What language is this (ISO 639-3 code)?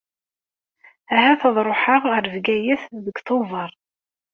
kab